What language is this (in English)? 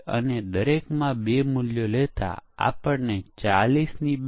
Gujarati